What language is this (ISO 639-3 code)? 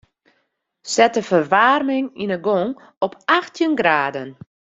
fry